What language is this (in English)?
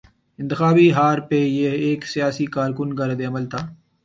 Urdu